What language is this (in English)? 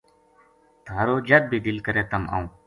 Gujari